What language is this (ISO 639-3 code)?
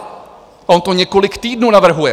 ces